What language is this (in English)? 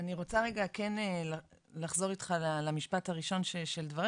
Hebrew